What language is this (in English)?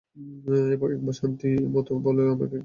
Bangla